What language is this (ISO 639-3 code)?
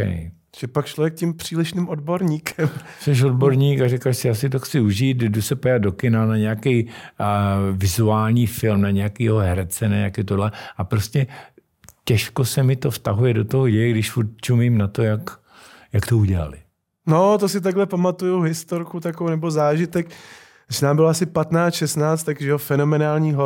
ces